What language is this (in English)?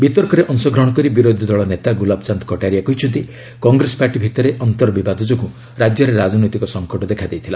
Odia